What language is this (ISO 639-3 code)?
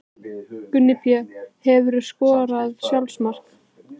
isl